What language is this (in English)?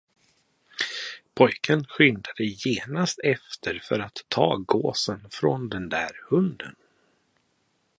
Swedish